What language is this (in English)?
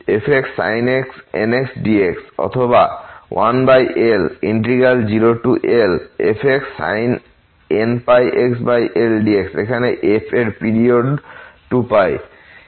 Bangla